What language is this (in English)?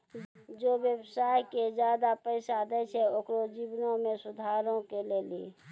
Maithili